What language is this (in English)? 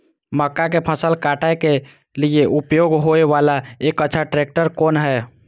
Maithili